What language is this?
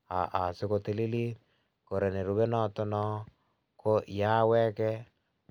Kalenjin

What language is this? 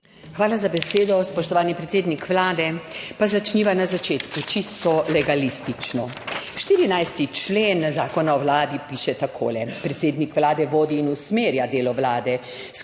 Slovenian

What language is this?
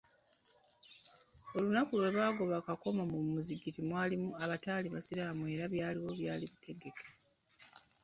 Ganda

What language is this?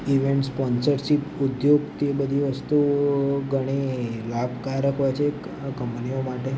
Gujarati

